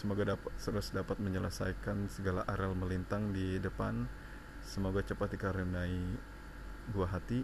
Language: Indonesian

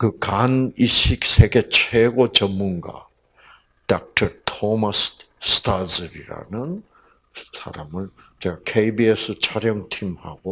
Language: Korean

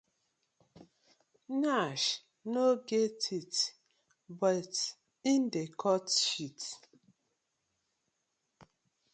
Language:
Nigerian Pidgin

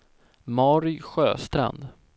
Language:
Swedish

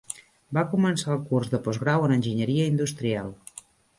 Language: Catalan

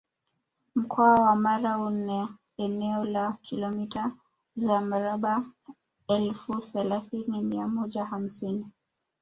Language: Swahili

